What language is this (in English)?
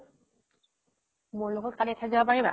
Assamese